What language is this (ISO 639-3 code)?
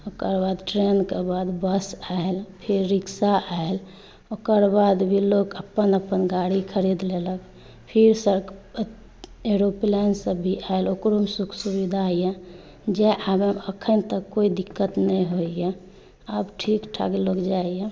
mai